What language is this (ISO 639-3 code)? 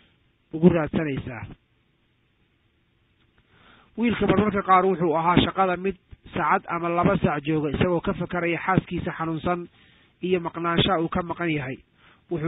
ara